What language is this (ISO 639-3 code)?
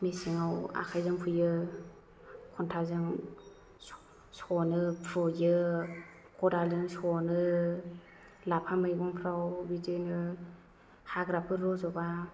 brx